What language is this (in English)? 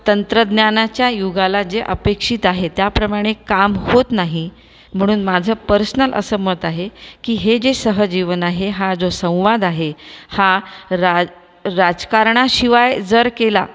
Marathi